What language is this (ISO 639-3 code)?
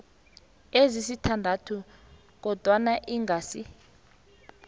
nbl